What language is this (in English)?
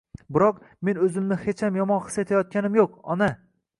Uzbek